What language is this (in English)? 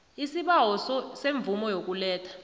South Ndebele